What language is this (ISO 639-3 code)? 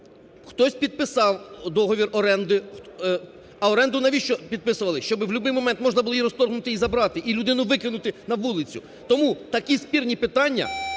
ukr